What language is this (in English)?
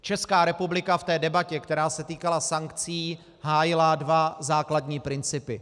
Czech